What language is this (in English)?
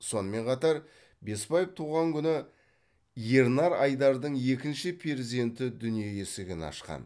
Kazakh